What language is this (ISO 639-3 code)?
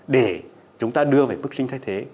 vie